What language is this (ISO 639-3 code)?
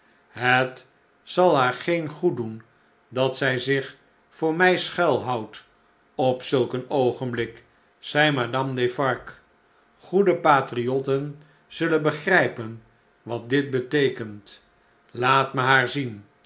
nld